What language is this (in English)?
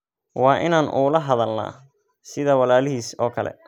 Somali